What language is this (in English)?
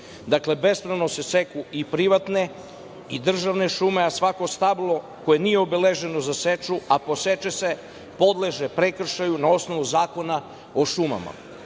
Serbian